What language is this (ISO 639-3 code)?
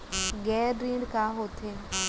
hne